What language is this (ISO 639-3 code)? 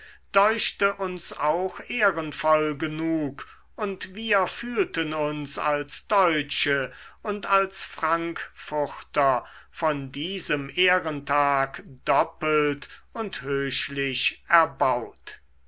deu